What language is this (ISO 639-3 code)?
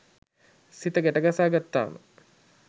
sin